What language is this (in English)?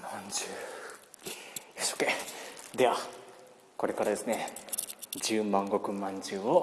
Japanese